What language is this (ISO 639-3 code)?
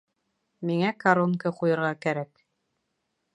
bak